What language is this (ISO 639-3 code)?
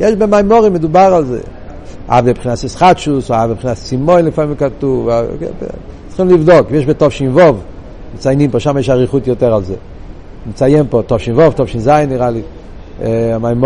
heb